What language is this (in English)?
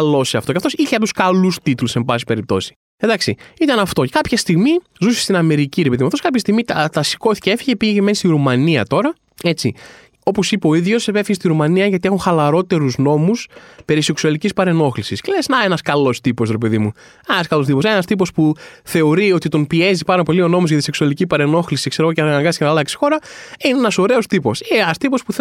Greek